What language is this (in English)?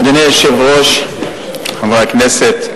Hebrew